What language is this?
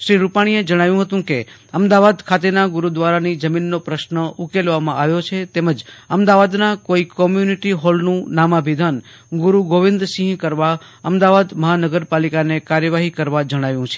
Gujarati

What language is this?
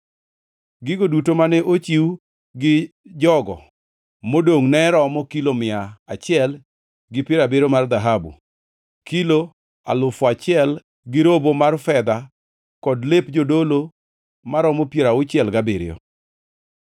Luo (Kenya and Tanzania)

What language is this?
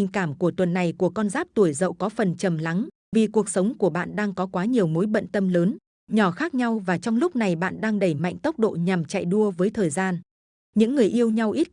Vietnamese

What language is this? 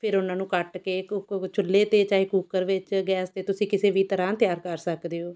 Punjabi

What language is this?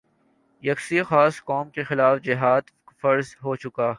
Urdu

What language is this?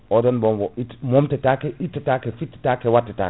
Fula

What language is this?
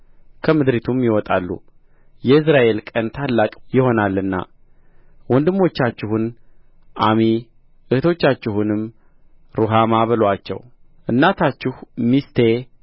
Amharic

